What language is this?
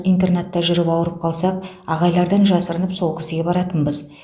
Kazakh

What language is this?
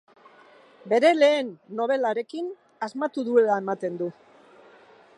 Basque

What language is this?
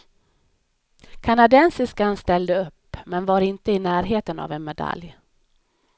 Swedish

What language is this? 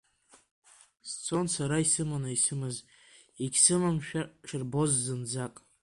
Abkhazian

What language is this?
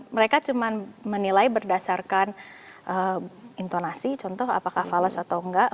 Indonesian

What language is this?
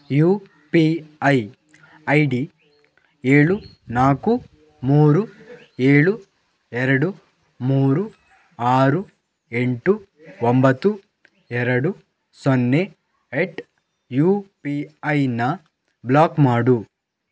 Kannada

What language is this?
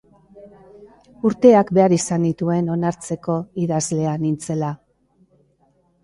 Basque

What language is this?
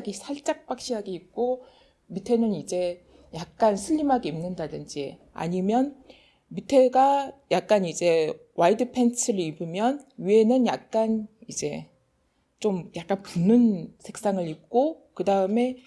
Korean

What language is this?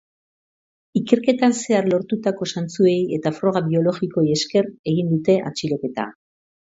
Basque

